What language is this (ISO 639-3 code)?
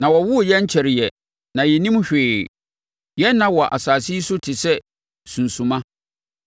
aka